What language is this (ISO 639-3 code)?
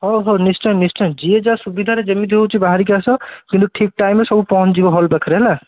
ori